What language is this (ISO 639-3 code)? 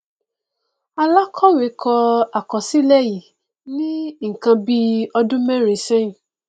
yor